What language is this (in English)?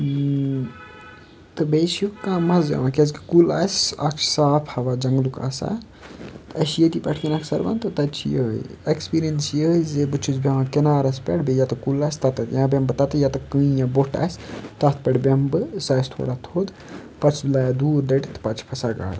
Kashmiri